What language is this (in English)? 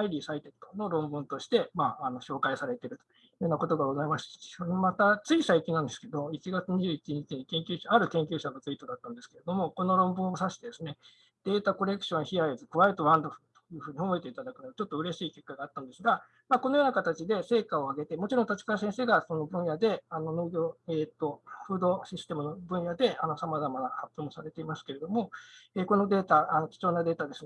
Japanese